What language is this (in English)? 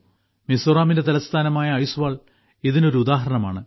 Malayalam